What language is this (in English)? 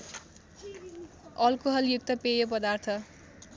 Nepali